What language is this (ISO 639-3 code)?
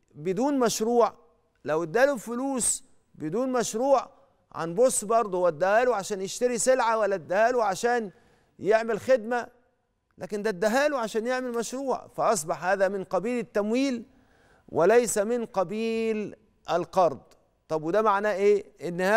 ara